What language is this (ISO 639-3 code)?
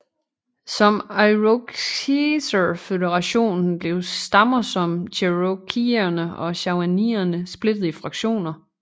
dan